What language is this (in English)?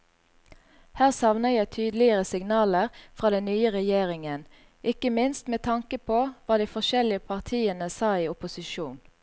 Norwegian